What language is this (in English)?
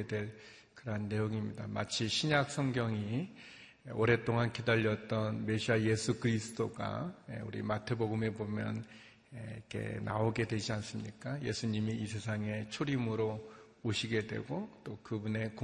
Korean